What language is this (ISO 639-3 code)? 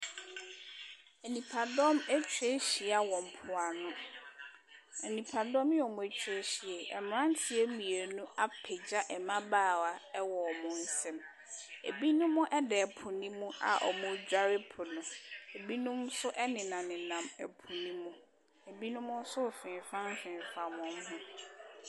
aka